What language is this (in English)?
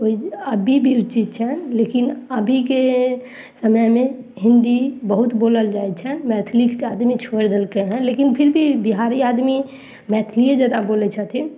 Maithili